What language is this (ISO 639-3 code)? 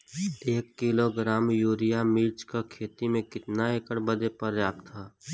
bho